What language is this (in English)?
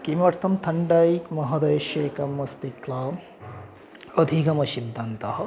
Sanskrit